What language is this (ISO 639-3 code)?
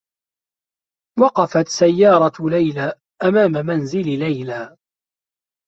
ara